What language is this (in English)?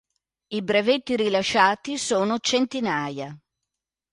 Italian